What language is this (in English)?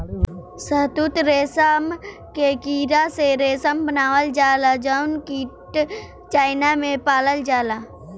Bhojpuri